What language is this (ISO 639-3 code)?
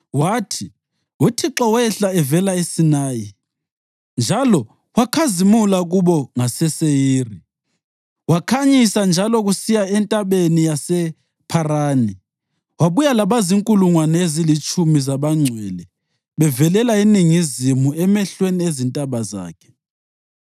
nde